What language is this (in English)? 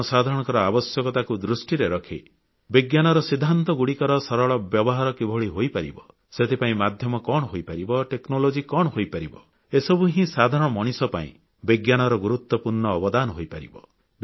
Odia